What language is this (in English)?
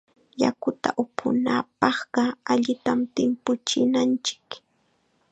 Chiquián Ancash Quechua